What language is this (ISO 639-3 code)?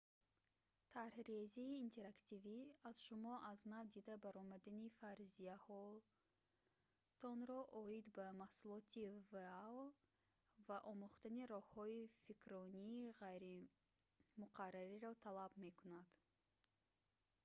tgk